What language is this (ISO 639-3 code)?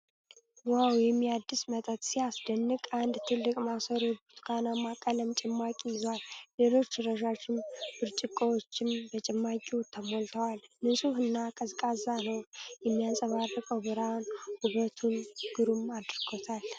amh